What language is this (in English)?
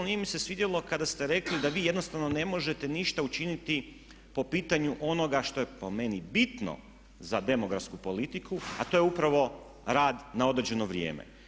Croatian